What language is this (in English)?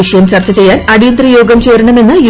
Malayalam